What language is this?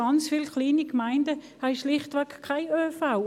Swiss German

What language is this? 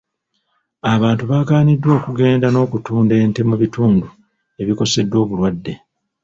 Ganda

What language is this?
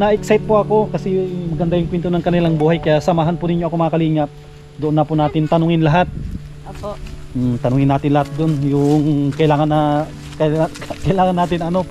Filipino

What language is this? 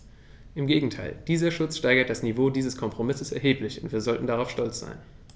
German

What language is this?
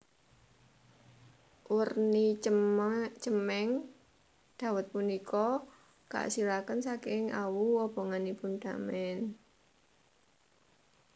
Javanese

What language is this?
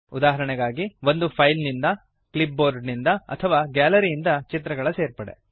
Kannada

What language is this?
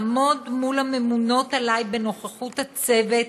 Hebrew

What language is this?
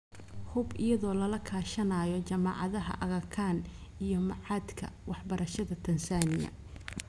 Somali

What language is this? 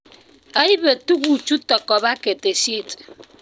Kalenjin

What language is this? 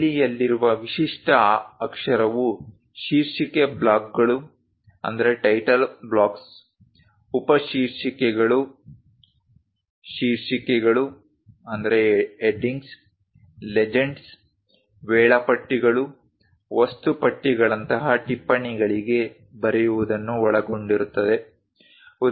Kannada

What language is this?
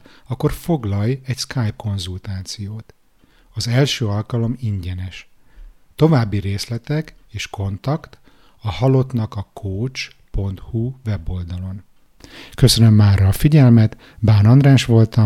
Hungarian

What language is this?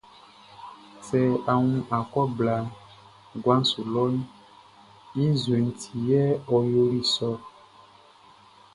Baoulé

